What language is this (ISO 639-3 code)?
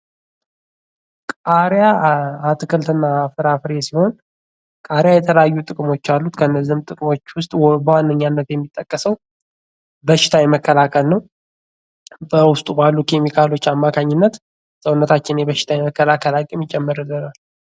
amh